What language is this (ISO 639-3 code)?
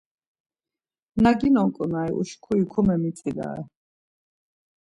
lzz